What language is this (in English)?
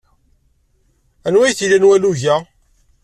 Kabyle